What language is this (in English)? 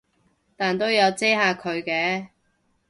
Cantonese